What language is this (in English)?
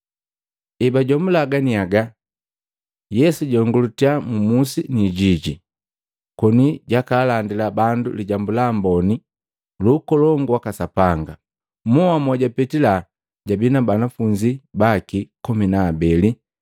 Matengo